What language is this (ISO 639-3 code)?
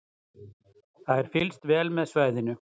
isl